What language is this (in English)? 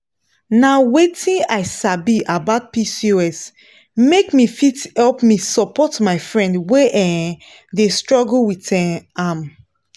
Nigerian Pidgin